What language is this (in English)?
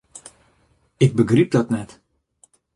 Western Frisian